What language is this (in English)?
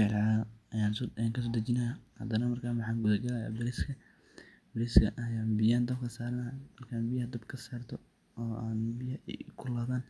Somali